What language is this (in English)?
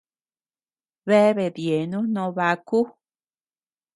Tepeuxila Cuicatec